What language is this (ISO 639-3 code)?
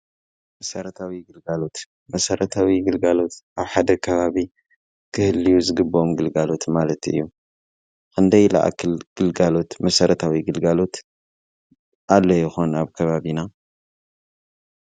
tir